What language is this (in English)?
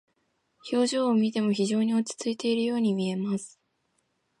Japanese